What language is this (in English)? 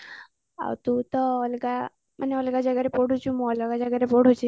Odia